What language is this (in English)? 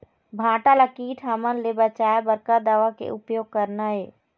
Chhattisgarhi